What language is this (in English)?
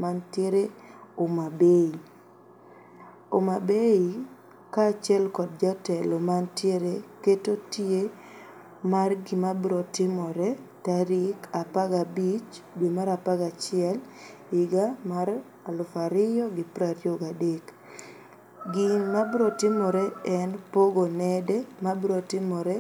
Luo (Kenya and Tanzania)